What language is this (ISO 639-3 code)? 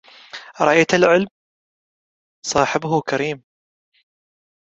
ara